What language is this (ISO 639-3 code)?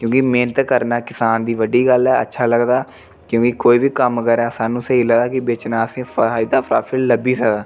doi